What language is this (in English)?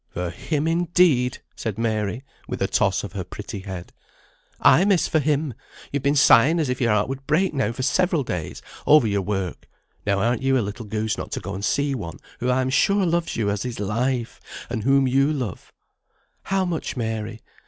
English